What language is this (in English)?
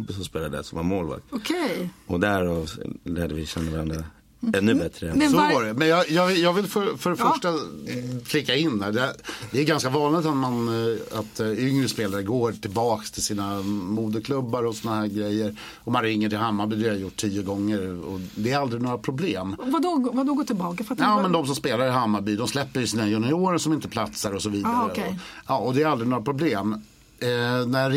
Swedish